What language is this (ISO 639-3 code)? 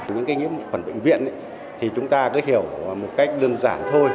vie